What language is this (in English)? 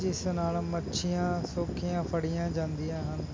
Punjabi